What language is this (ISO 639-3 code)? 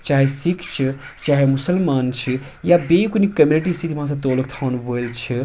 kas